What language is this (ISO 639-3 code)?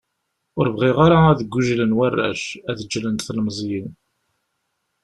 kab